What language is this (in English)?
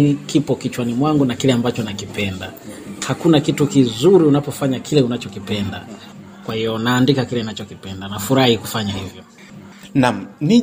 Swahili